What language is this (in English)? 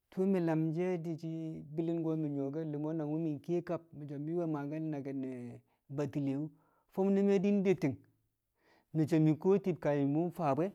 Kamo